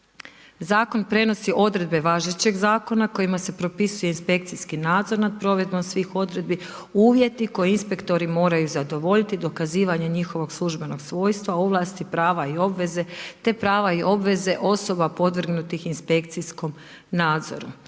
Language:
Croatian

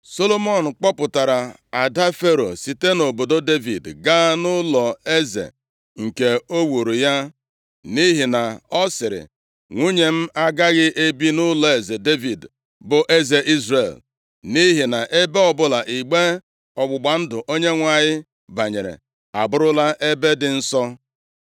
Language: Igbo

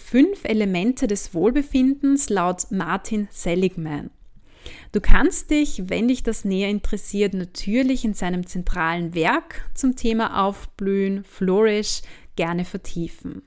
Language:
German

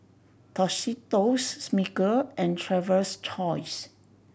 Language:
English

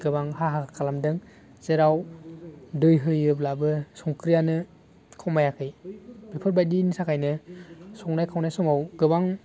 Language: Bodo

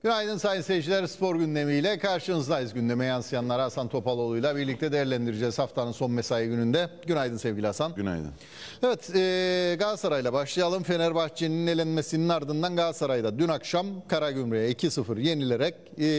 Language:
Turkish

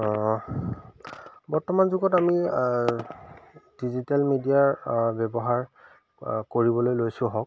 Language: Assamese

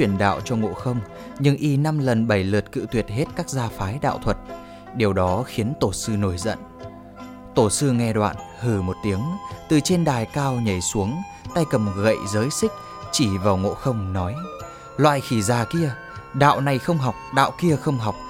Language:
Vietnamese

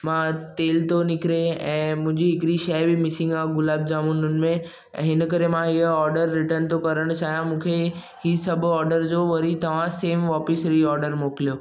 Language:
Sindhi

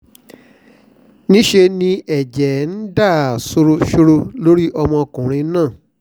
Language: Yoruba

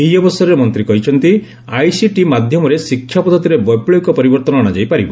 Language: Odia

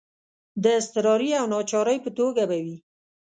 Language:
Pashto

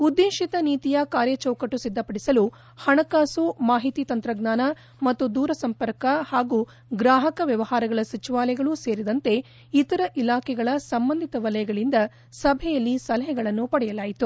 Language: Kannada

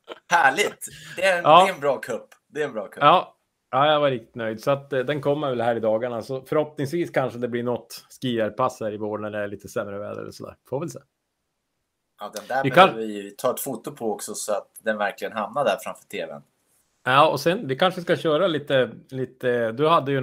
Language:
Swedish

